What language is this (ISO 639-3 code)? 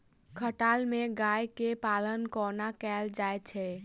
mai